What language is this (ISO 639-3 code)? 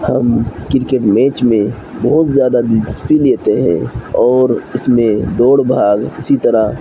urd